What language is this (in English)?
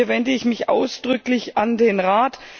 German